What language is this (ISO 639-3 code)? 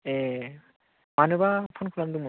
brx